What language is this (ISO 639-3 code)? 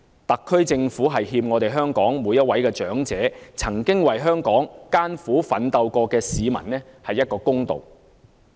yue